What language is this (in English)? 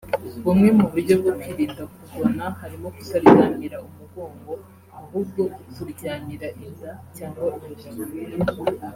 Kinyarwanda